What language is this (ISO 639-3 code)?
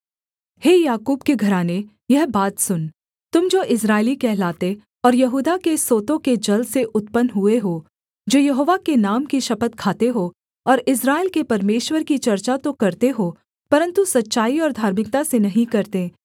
hin